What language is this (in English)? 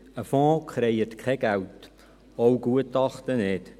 Swiss German